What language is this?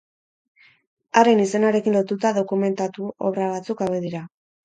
Basque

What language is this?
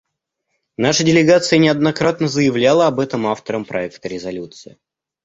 Russian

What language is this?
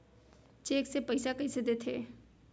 Chhattisgarhi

